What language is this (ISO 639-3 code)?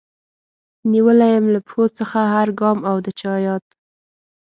pus